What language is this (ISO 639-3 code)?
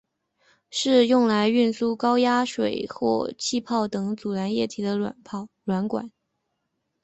zho